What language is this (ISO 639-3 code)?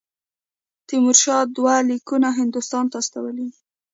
pus